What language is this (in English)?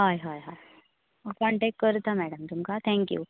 Konkani